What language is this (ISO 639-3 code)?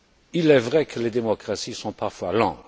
fra